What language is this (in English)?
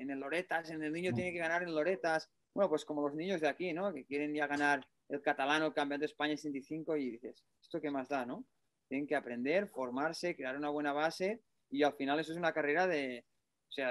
Spanish